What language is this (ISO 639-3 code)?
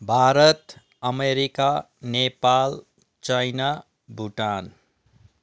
nep